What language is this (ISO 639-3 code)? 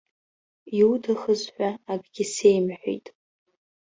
abk